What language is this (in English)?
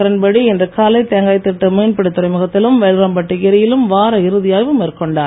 Tamil